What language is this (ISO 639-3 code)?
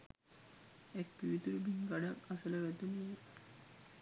sin